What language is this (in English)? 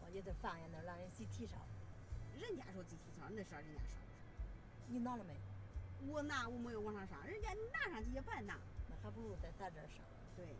Chinese